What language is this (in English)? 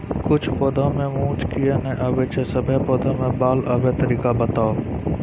Maithili